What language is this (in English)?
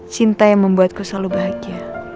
Indonesian